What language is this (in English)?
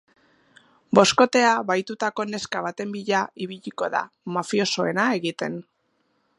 Basque